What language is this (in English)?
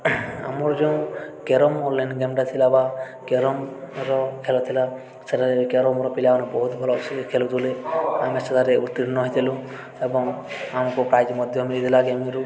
Odia